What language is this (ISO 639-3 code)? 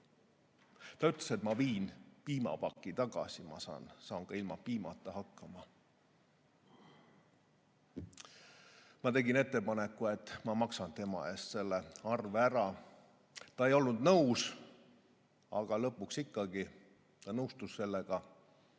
est